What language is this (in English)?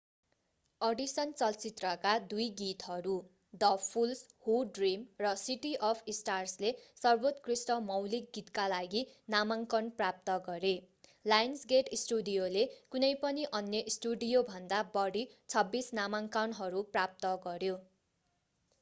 Nepali